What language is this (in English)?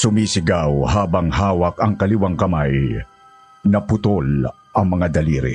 Filipino